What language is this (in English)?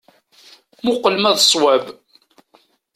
Kabyle